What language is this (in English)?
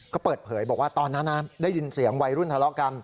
Thai